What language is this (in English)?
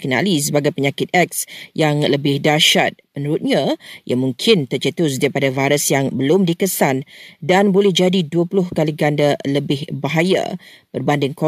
Malay